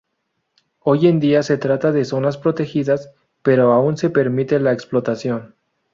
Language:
Spanish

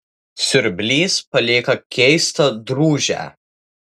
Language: Lithuanian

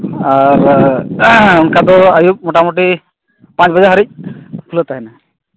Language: Santali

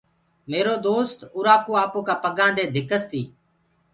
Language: Gurgula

